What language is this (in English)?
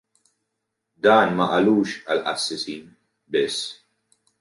Maltese